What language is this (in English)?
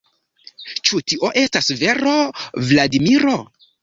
Esperanto